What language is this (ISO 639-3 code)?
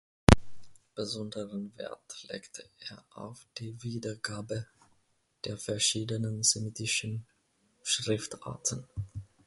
deu